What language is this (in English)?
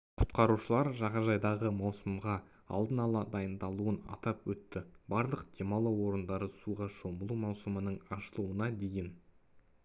Kazakh